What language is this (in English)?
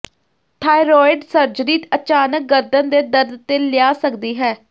Punjabi